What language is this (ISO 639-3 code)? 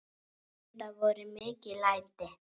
isl